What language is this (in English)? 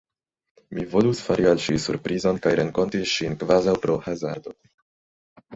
Esperanto